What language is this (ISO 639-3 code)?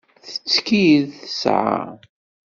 kab